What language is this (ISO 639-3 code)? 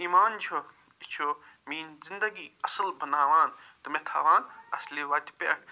kas